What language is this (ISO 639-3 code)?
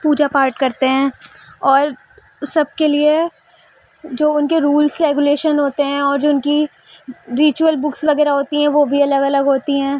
urd